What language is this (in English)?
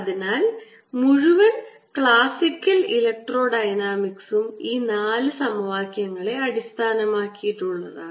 Malayalam